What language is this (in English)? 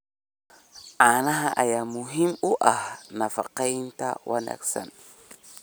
Somali